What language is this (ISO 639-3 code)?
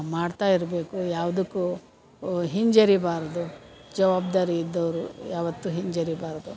kan